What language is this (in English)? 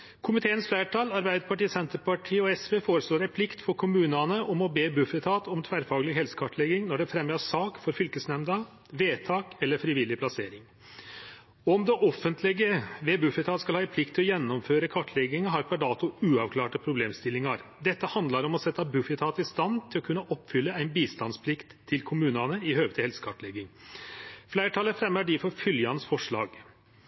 Norwegian Nynorsk